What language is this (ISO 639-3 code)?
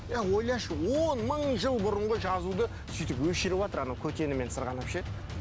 kaz